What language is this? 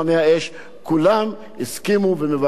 Hebrew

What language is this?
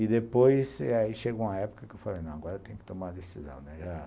Portuguese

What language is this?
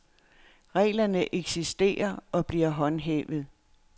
Danish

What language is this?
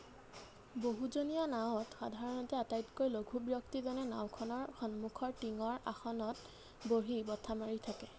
Assamese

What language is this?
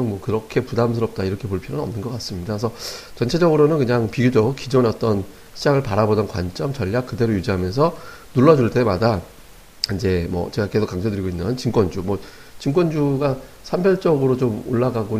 Korean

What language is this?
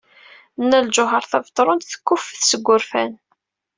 Kabyle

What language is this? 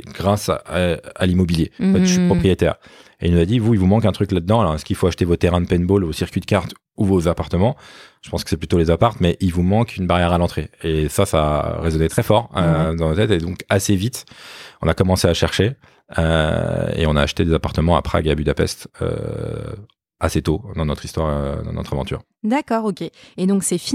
French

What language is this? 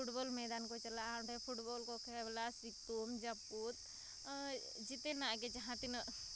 Santali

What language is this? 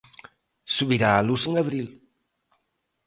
Galician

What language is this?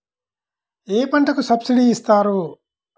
Telugu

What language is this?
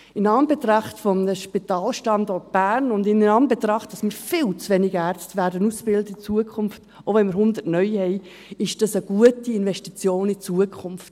Swiss German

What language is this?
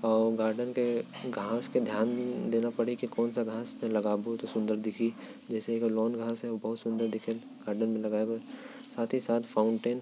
Korwa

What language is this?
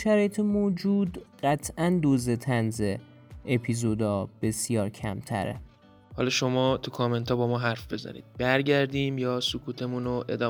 Persian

